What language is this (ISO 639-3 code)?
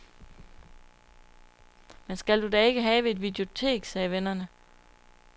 dan